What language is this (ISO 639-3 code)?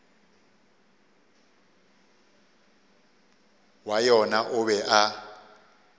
nso